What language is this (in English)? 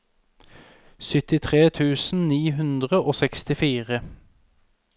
Norwegian